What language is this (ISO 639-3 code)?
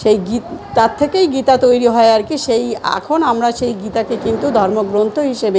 ben